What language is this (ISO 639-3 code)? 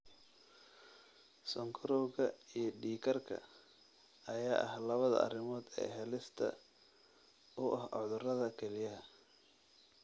som